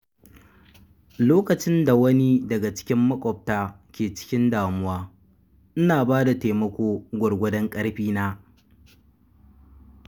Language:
Hausa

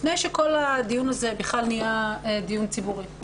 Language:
Hebrew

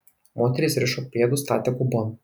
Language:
Lithuanian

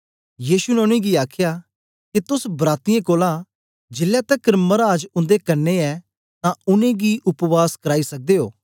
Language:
Dogri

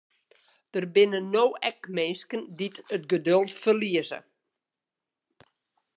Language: Western Frisian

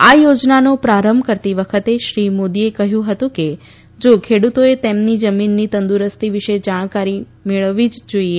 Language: Gujarati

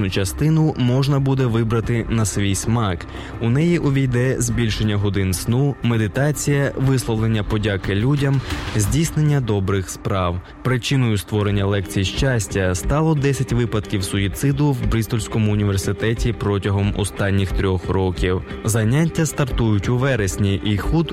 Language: Ukrainian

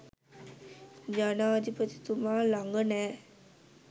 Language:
Sinhala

